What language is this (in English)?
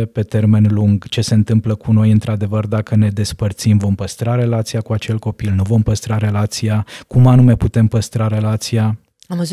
Romanian